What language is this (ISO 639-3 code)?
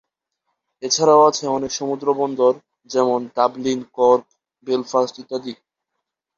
ben